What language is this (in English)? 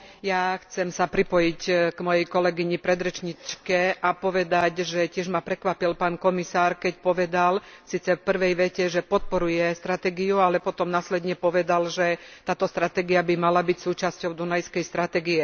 Slovak